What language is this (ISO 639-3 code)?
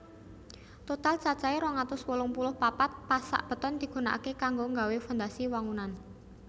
jav